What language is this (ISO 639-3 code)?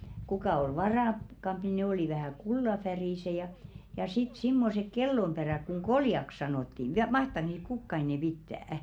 fin